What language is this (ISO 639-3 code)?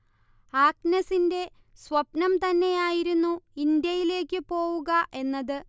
mal